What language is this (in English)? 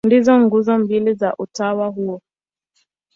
Swahili